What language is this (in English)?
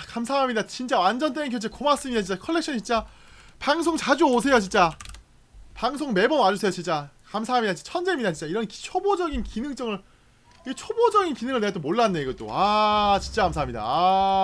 Korean